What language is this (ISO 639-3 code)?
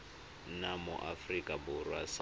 tsn